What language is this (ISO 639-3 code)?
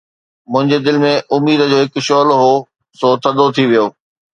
snd